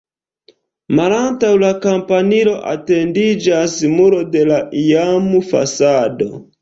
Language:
Esperanto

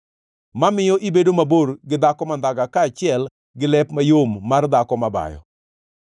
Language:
Luo (Kenya and Tanzania)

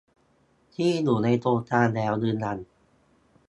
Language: Thai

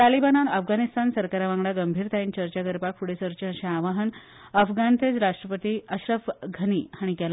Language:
Konkani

